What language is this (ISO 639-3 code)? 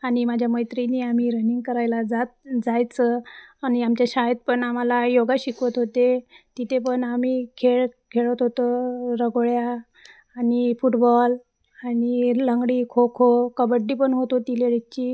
mar